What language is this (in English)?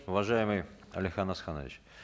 Kazakh